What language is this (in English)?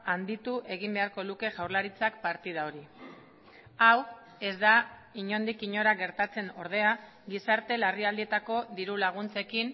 Basque